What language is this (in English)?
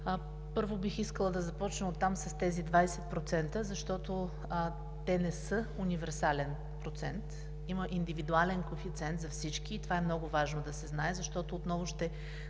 Bulgarian